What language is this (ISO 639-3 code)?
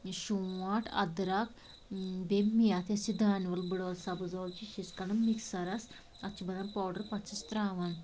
kas